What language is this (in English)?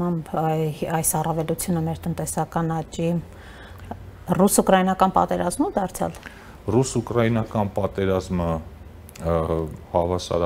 Romanian